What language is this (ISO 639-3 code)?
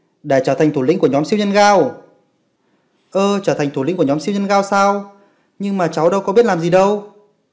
vie